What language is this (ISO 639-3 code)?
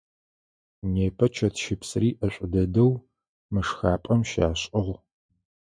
ady